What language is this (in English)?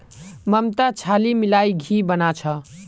Magahi